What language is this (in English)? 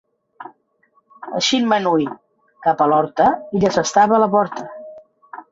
Catalan